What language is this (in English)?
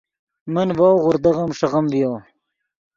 Yidgha